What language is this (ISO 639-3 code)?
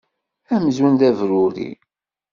kab